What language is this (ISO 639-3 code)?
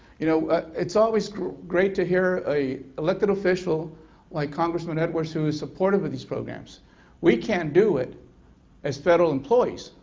eng